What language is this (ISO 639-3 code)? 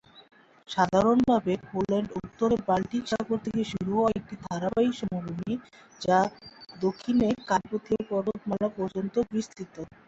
ben